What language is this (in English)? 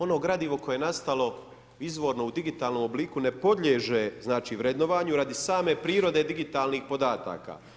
Croatian